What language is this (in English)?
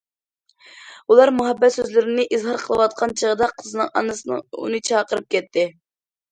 Uyghur